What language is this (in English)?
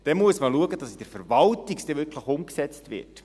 Swiss German